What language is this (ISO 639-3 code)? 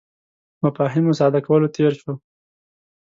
pus